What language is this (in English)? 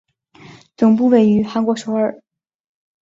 Chinese